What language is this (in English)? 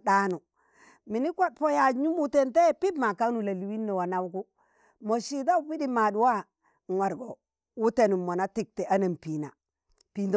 Tangale